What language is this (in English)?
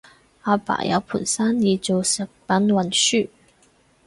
Cantonese